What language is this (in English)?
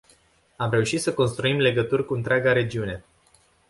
Romanian